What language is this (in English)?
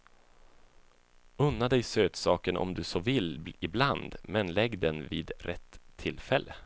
Swedish